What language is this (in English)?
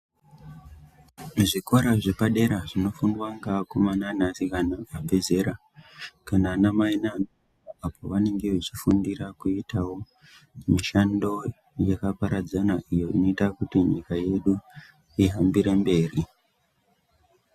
Ndau